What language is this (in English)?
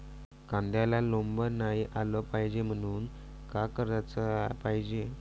Marathi